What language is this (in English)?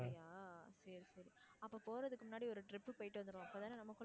Tamil